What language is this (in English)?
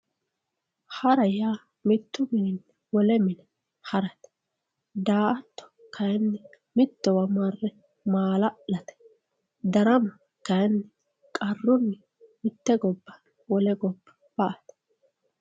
Sidamo